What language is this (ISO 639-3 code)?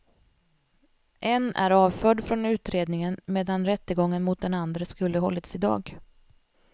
swe